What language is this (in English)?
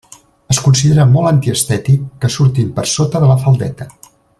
Catalan